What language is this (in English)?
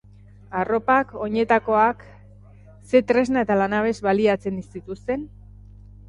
Basque